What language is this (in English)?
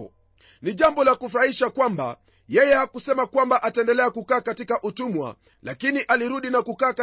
Swahili